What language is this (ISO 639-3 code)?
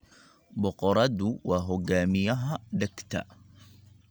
som